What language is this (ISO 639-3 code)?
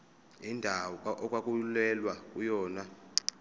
zul